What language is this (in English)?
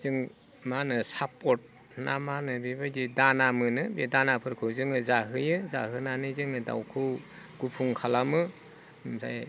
Bodo